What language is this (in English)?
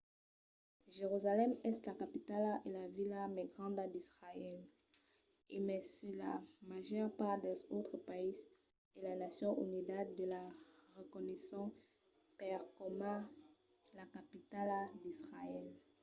Occitan